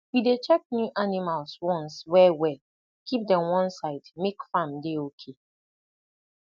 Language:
Nigerian Pidgin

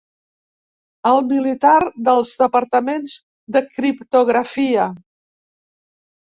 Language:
Catalan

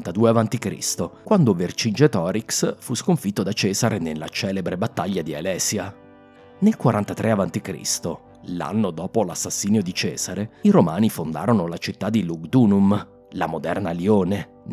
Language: Italian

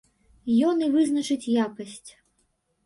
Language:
Belarusian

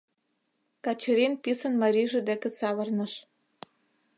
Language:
Mari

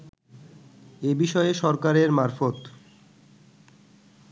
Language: Bangla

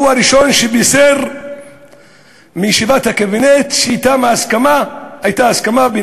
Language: Hebrew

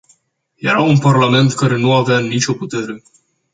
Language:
Romanian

